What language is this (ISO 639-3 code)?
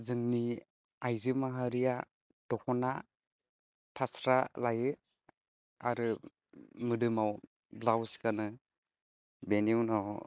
brx